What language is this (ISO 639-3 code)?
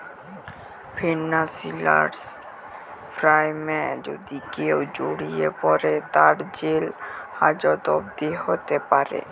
ben